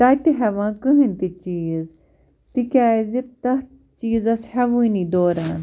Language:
Kashmiri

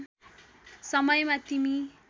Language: Nepali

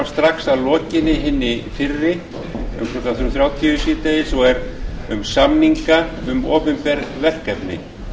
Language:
Icelandic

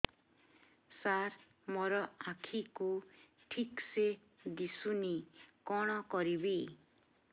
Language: Odia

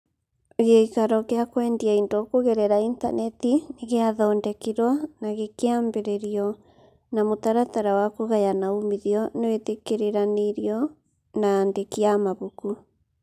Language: Kikuyu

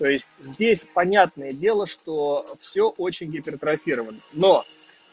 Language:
Russian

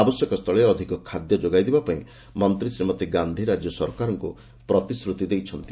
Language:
Odia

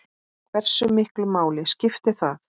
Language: Icelandic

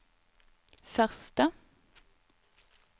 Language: Norwegian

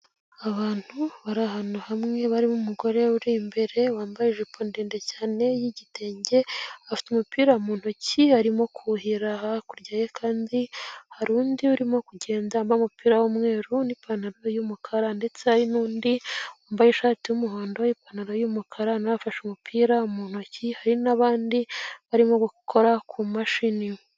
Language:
Kinyarwanda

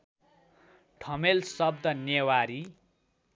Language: Nepali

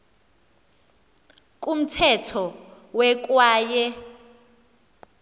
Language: Xhosa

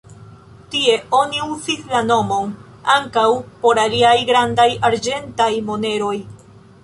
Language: Esperanto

